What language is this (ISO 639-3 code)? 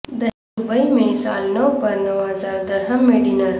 urd